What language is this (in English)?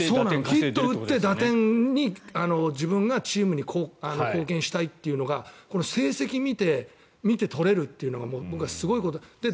Japanese